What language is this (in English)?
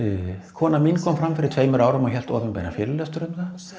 Icelandic